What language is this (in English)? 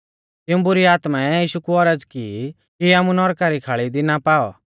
Mahasu Pahari